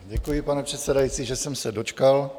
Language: Czech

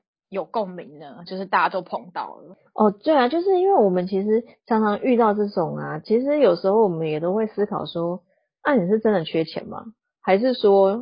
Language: Chinese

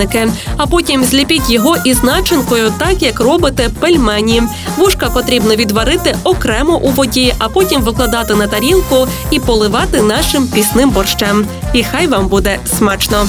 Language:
Ukrainian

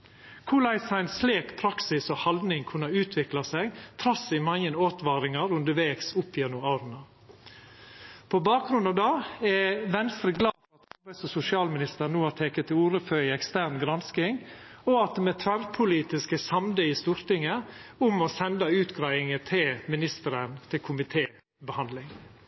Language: Norwegian Nynorsk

